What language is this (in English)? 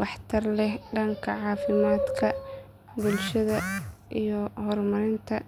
Somali